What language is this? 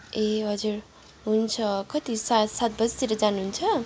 Nepali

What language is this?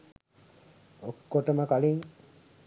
Sinhala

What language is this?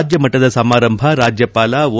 Kannada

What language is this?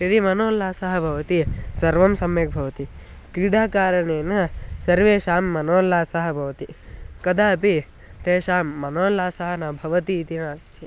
Sanskrit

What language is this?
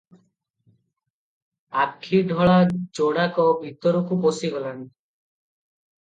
Odia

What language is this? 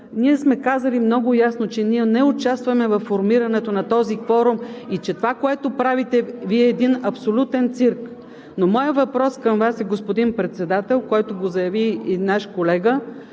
Bulgarian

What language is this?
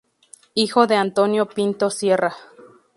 Spanish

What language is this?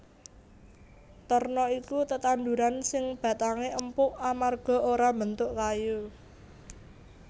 Javanese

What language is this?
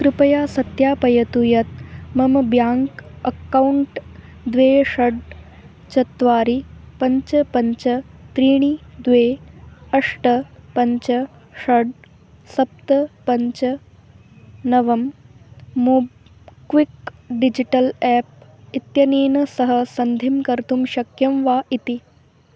Sanskrit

